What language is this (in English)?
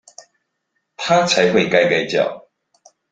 Chinese